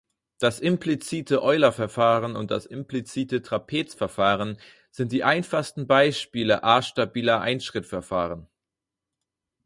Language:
German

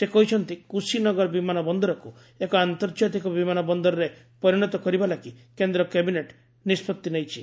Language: Odia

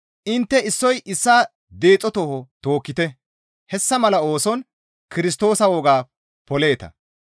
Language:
Gamo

